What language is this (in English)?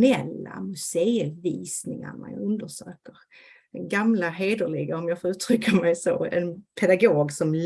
Swedish